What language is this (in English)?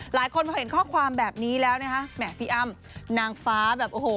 Thai